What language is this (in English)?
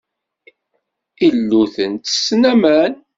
Kabyle